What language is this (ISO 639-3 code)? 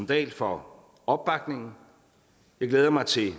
dan